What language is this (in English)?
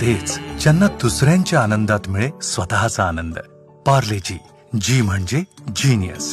Marathi